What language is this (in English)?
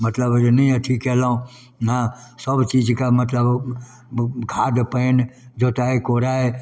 Maithili